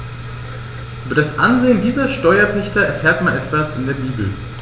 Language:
German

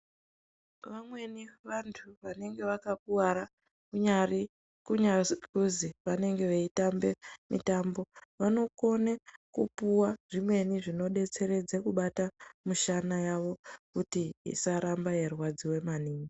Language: Ndau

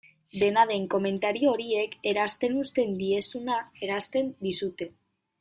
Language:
Basque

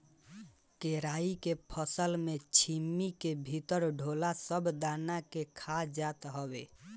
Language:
Bhojpuri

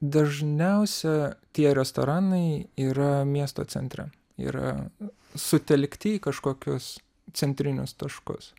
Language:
Lithuanian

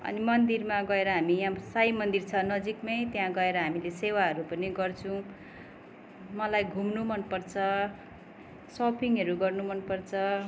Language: Nepali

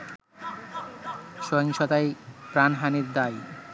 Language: Bangla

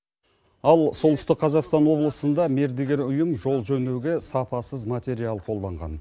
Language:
Kazakh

